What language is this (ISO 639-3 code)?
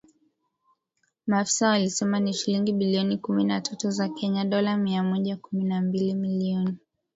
swa